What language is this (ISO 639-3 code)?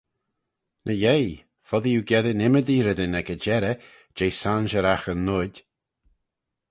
glv